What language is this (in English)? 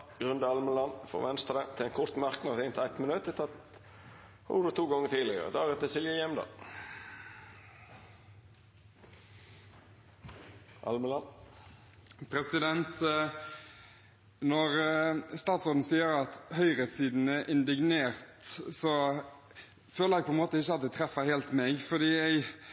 Norwegian